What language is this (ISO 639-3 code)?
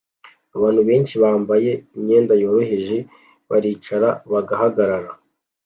kin